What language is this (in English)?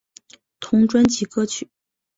Chinese